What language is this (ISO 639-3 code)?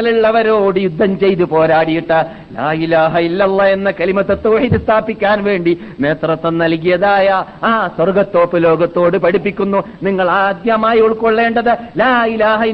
mal